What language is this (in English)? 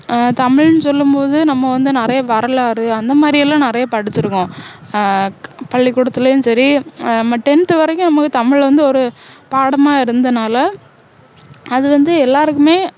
Tamil